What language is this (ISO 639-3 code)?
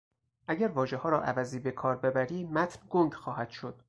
fas